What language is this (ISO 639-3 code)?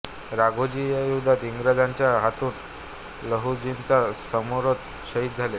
mar